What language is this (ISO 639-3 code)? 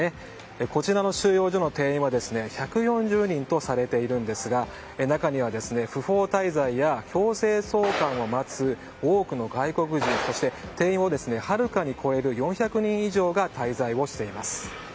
jpn